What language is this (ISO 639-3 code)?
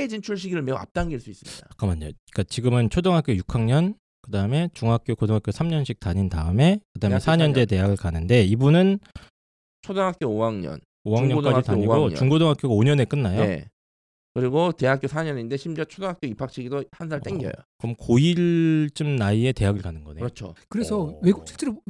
kor